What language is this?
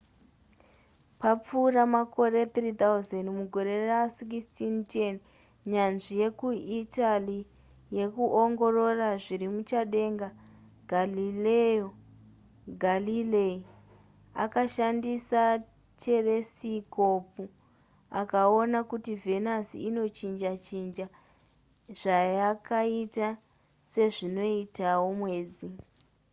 Shona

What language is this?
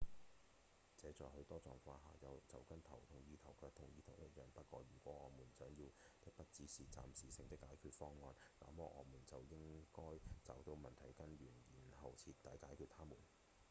Cantonese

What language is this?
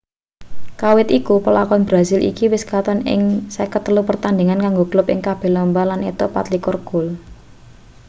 Javanese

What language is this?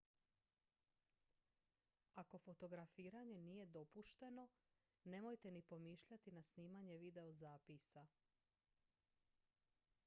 Croatian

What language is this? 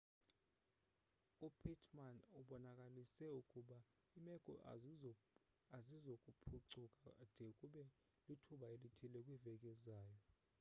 Xhosa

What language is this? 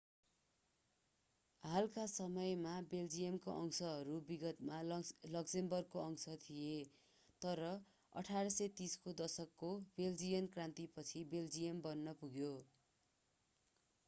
Nepali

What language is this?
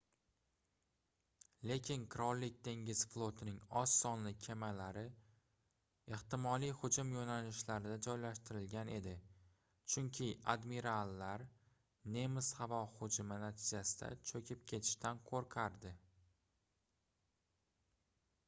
Uzbek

